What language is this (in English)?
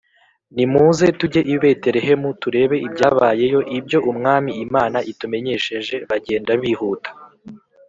Kinyarwanda